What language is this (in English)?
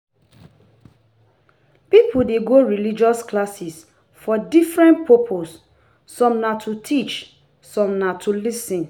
Nigerian Pidgin